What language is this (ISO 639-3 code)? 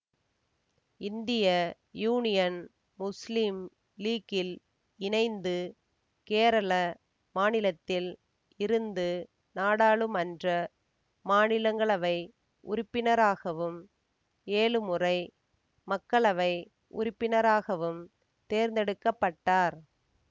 tam